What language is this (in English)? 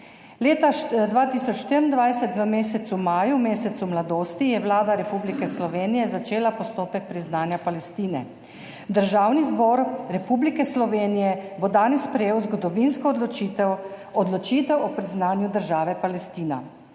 Slovenian